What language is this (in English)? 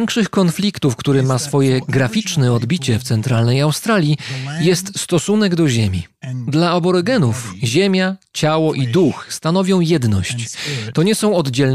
Polish